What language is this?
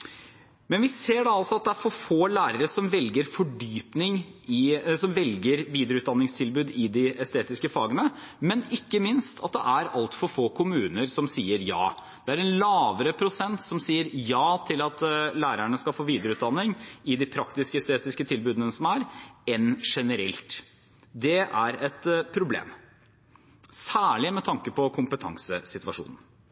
Norwegian Bokmål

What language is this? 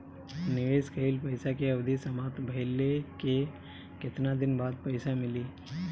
Bhojpuri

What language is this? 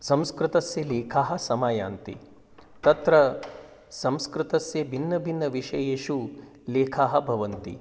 Sanskrit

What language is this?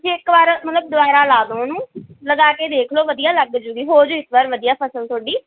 Punjabi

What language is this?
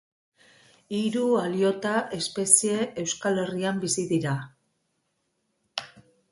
Basque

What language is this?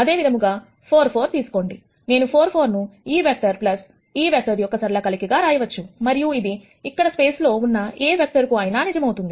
Telugu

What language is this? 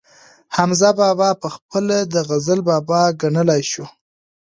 Pashto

